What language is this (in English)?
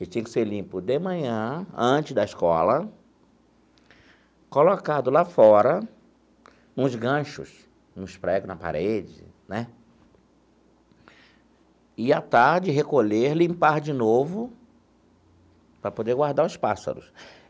Portuguese